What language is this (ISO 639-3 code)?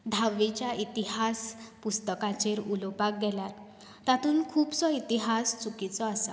kok